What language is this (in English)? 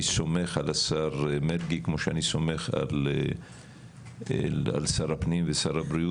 Hebrew